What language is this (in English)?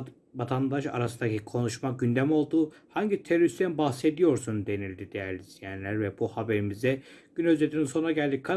Turkish